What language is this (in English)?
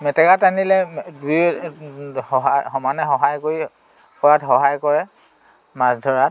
Assamese